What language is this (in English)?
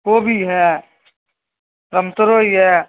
Maithili